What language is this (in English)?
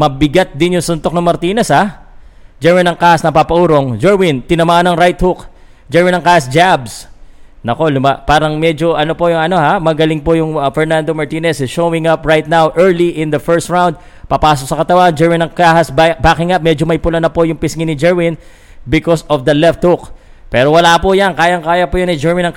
Filipino